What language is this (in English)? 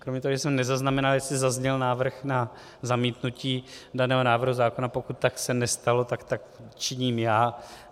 Czech